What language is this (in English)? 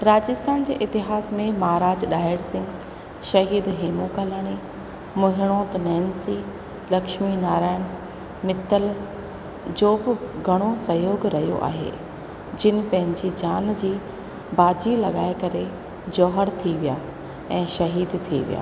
Sindhi